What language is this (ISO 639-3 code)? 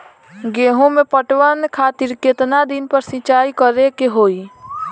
bho